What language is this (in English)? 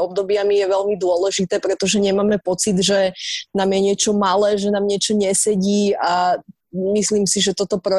Slovak